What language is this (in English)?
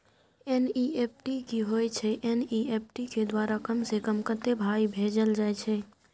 Maithili